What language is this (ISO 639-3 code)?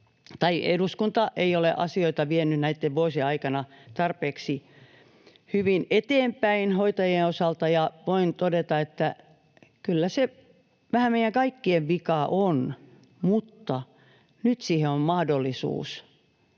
fin